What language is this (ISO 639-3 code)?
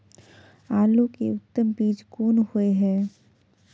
mai